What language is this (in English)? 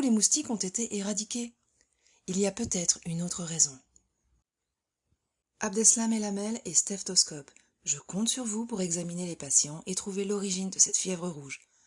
French